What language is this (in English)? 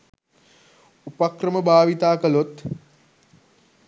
Sinhala